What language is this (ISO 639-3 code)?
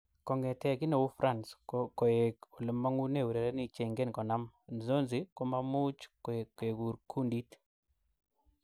kln